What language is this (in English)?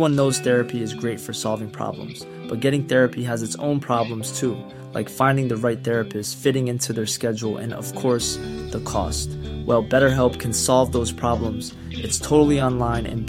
Filipino